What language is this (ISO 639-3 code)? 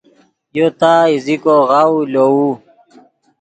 ydg